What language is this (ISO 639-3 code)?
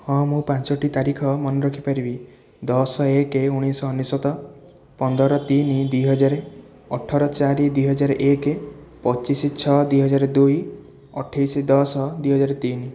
ori